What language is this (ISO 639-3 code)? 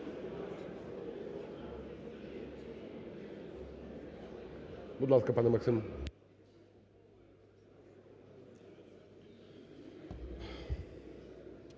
ukr